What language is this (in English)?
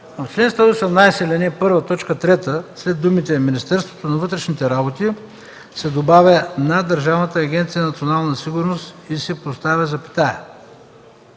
Bulgarian